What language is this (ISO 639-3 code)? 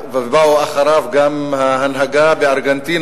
heb